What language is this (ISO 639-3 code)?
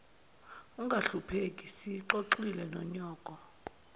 zul